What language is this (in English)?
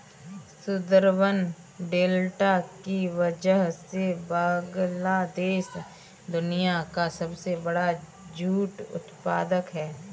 Hindi